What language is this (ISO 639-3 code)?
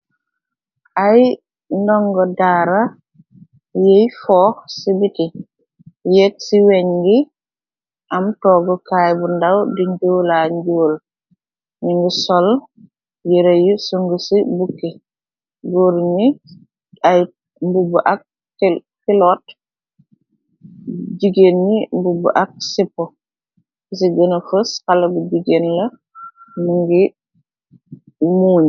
wol